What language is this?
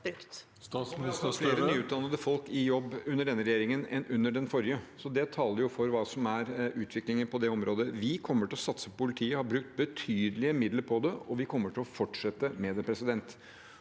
Norwegian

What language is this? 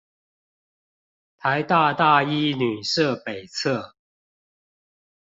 Chinese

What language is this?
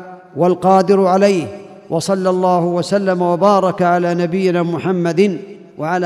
Arabic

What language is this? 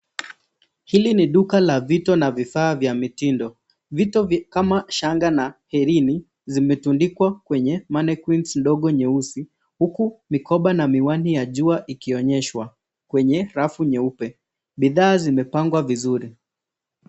Swahili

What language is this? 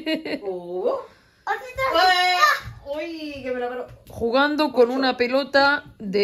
Spanish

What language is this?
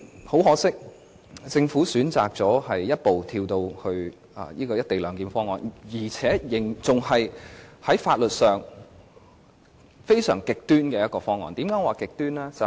Cantonese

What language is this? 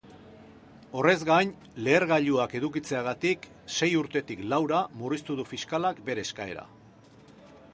Basque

